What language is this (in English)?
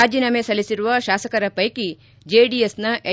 Kannada